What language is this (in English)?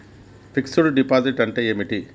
Telugu